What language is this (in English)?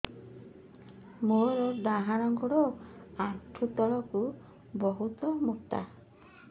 Odia